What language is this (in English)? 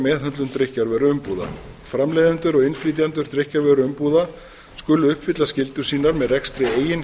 Icelandic